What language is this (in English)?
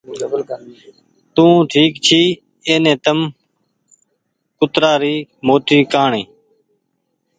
Goaria